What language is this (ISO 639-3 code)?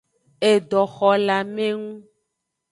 ajg